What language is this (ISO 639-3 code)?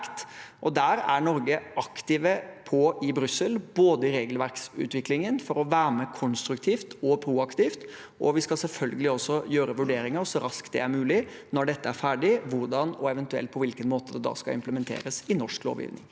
nor